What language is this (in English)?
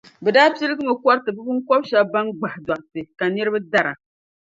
Dagbani